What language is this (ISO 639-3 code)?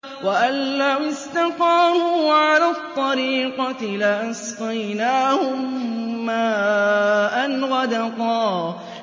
ara